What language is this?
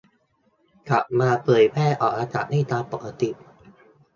Thai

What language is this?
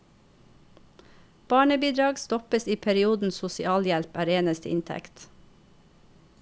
Norwegian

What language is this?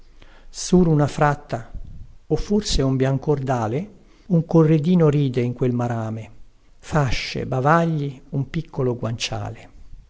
Italian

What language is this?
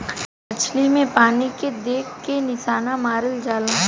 Bhojpuri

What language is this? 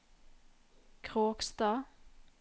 Norwegian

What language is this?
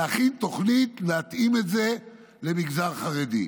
Hebrew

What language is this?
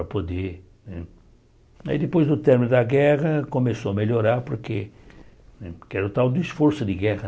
Portuguese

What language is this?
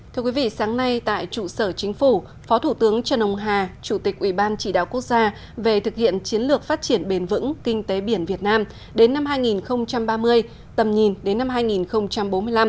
Vietnamese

